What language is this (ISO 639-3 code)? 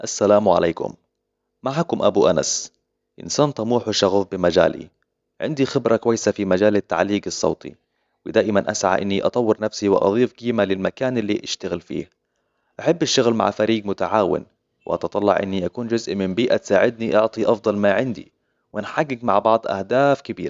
acw